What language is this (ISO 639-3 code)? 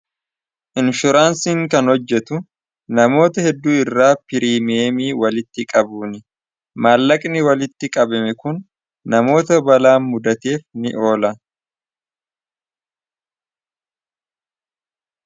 orm